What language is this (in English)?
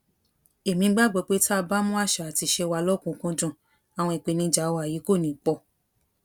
Yoruba